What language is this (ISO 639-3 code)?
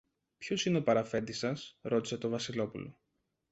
ell